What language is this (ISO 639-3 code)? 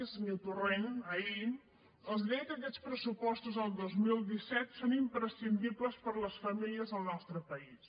cat